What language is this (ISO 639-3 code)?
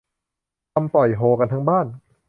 tha